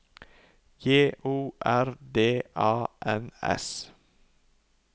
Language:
Norwegian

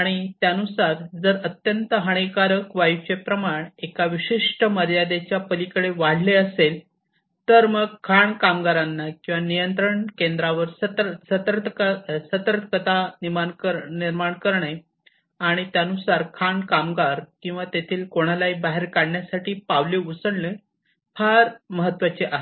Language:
Marathi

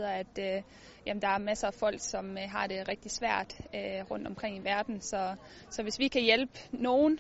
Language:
Danish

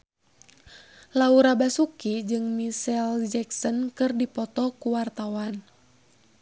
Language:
Sundanese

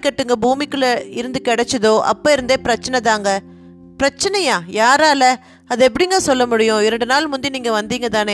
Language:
Tamil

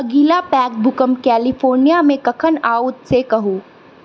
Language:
Maithili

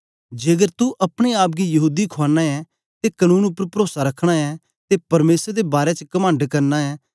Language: Dogri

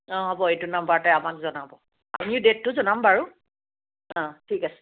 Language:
Assamese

